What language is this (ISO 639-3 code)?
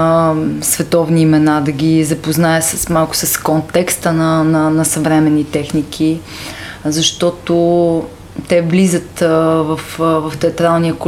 bul